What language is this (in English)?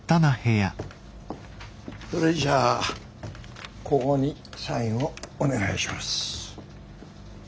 Japanese